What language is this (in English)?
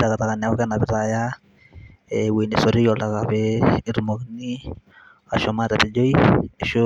Masai